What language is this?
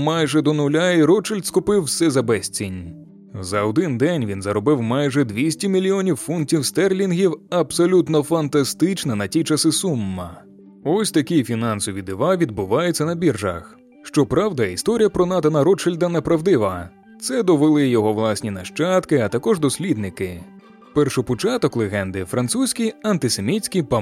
Ukrainian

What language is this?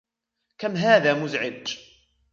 Arabic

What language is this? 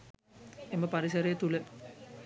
Sinhala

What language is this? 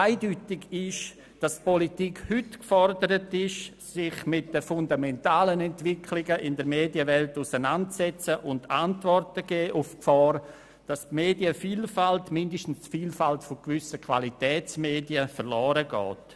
Swiss German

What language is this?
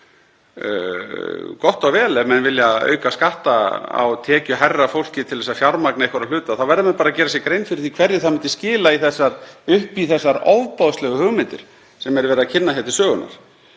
Icelandic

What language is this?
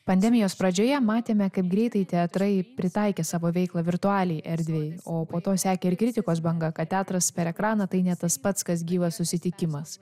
Lithuanian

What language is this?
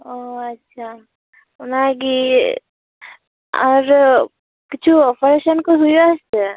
Santali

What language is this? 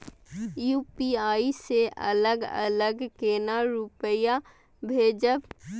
Maithili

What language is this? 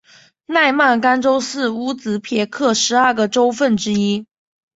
Chinese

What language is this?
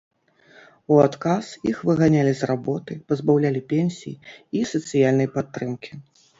Belarusian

